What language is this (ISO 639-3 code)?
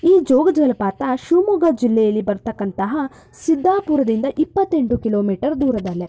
kan